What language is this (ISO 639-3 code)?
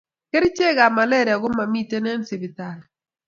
kln